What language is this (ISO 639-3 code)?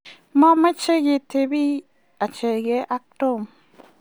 kln